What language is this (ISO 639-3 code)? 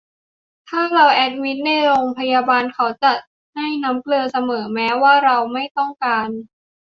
tha